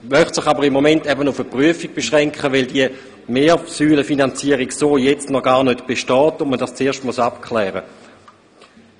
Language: Swiss German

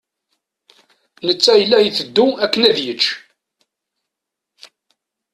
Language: Kabyle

